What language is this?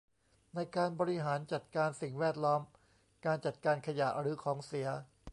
Thai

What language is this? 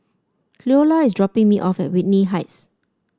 English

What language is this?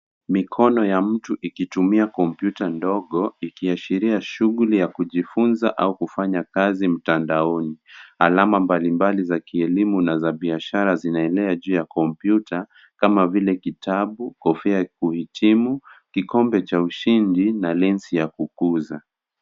Swahili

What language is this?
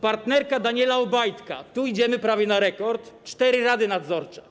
Polish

